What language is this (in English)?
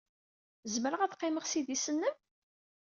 Kabyle